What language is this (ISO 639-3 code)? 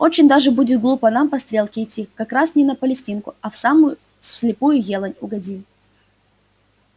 rus